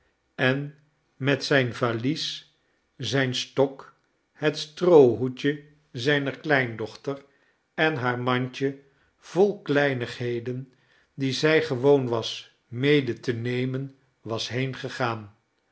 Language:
Dutch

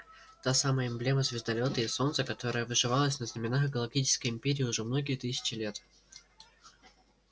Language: Russian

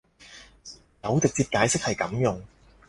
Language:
Cantonese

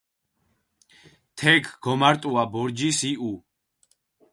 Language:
Mingrelian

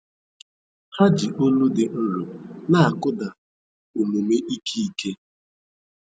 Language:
Igbo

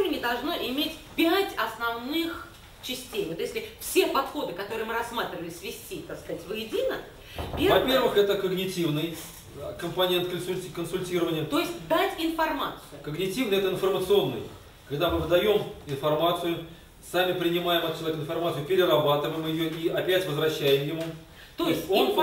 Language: Russian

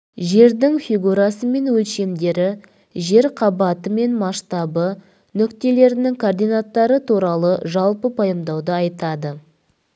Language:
Kazakh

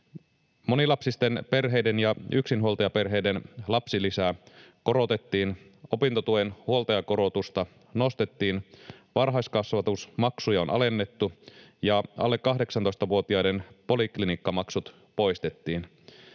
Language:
Finnish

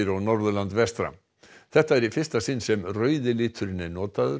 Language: Icelandic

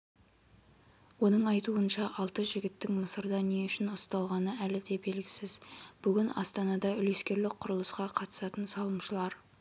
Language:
Kazakh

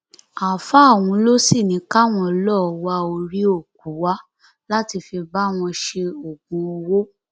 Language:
Yoruba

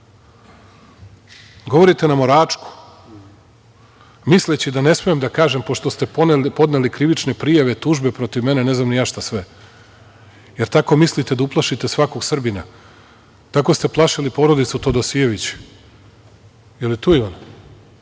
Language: Serbian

